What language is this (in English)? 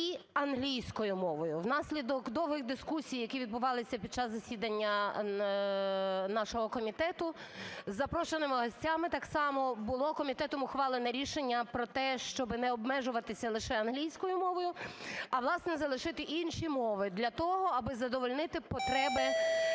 Ukrainian